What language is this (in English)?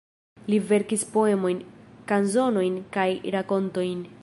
Esperanto